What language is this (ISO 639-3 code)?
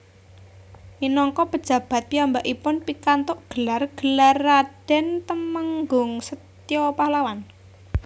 jav